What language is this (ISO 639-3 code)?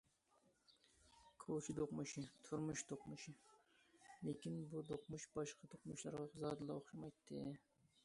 uig